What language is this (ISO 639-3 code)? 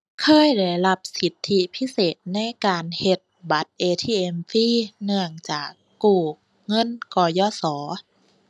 tha